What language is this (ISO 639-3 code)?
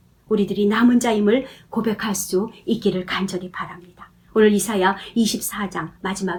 kor